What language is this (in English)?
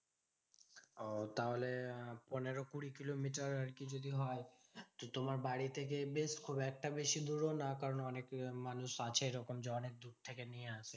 Bangla